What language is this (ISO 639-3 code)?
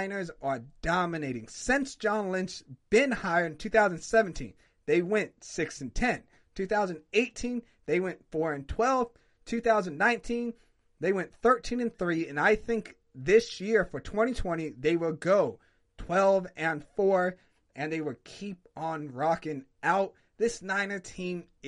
eng